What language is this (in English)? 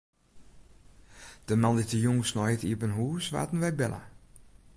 Western Frisian